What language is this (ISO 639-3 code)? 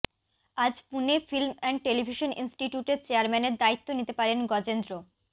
ben